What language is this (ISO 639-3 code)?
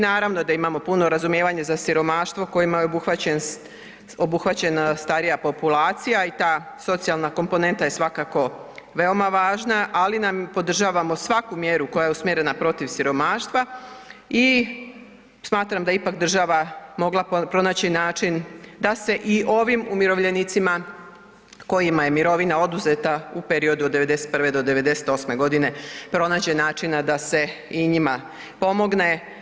hrv